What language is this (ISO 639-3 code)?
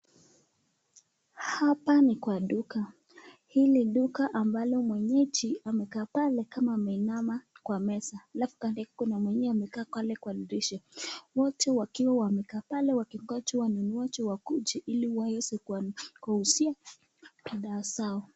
swa